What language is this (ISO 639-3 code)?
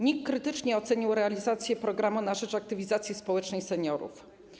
pol